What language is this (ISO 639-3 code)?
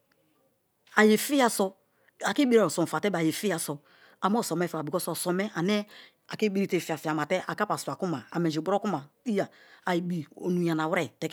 ijn